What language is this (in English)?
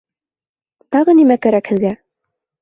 Bashkir